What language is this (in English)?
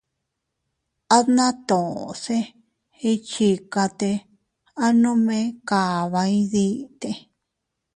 Teutila Cuicatec